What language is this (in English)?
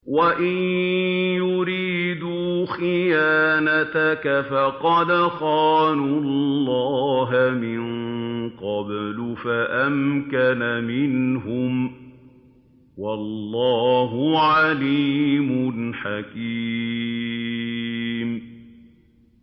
Arabic